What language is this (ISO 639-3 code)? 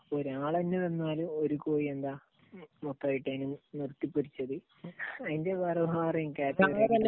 mal